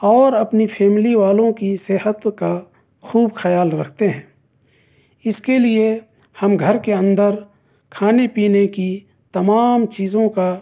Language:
Urdu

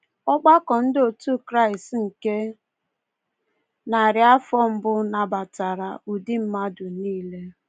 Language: Igbo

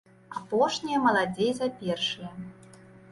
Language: Belarusian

